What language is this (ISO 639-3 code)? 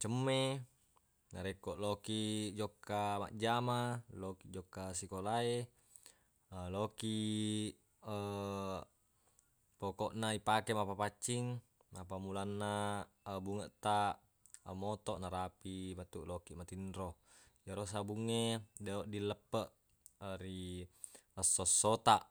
bug